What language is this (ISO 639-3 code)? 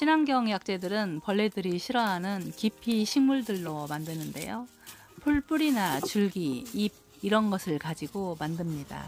kor